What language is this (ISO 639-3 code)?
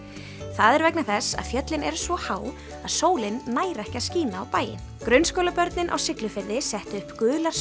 isl